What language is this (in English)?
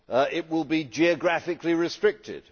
English